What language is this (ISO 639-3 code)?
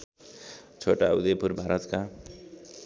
nep